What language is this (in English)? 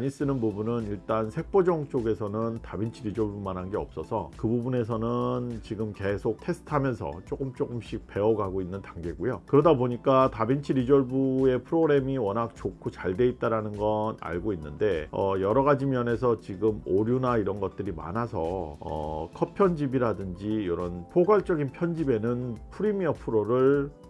Korean